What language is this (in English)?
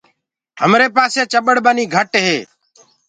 Gurgula